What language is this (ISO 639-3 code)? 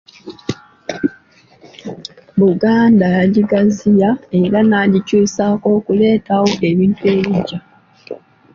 lug